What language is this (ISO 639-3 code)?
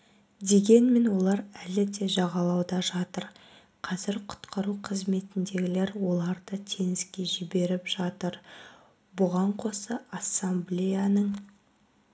kaz